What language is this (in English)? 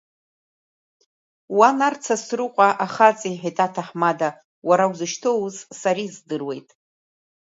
Abkhazian